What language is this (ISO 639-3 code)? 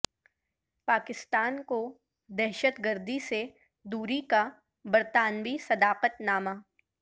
urd